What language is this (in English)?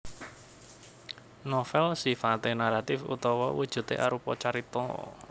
Javanese